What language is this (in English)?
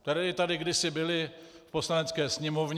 Czech